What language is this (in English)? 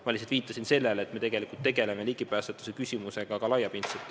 Estonian